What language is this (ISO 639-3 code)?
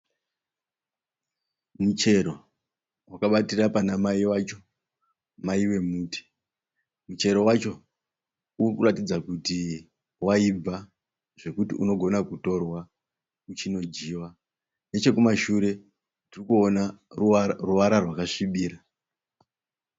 sna